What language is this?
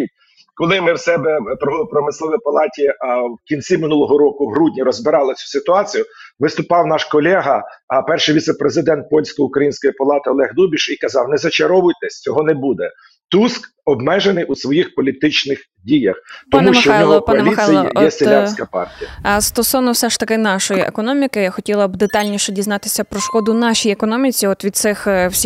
Ukrainian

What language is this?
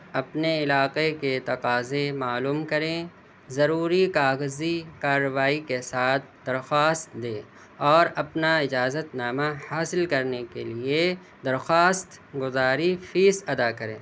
Urdu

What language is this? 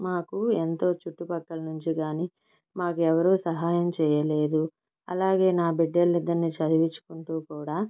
Telugu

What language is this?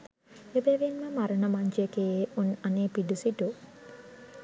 Sinhala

